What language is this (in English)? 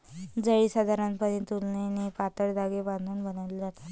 Marathi